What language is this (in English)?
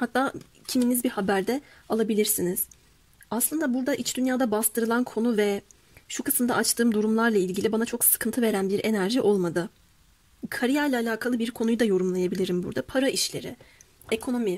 Turkish